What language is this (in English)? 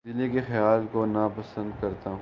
Urdu